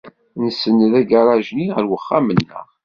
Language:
Kabyle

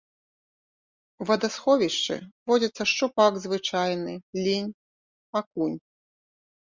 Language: Belarusian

